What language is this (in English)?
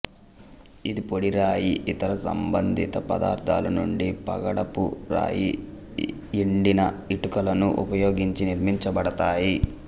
Telugu